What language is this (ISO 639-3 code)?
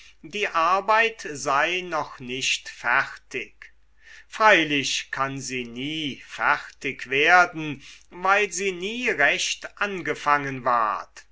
deu